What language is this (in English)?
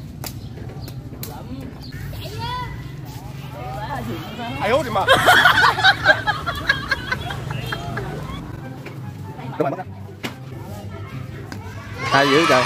Vietnamese